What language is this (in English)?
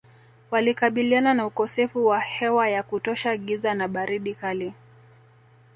Swahili